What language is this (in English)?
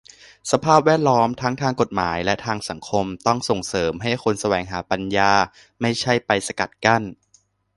Thai